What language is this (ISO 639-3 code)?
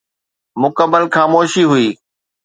snd